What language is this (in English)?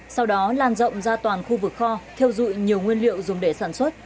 Vietnamese